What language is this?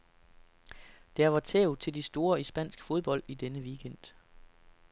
Danish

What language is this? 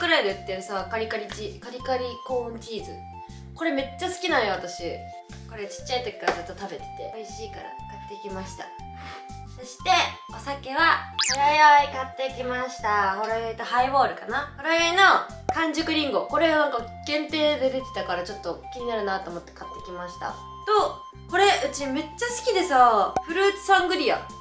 Japanese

